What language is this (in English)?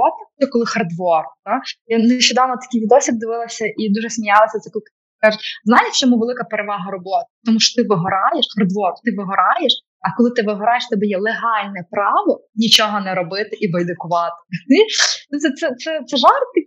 Ukrainian